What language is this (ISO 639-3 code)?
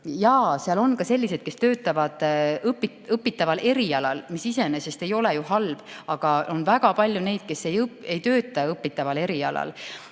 est